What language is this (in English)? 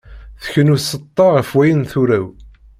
Kabyle